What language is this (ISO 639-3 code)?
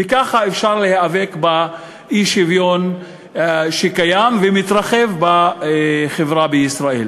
heb